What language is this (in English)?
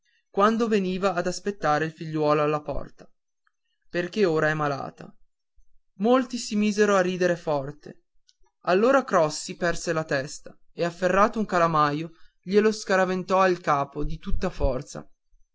Italian